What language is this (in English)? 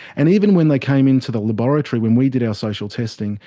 English